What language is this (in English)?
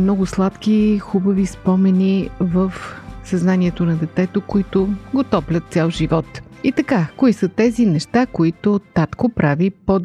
Bulgarian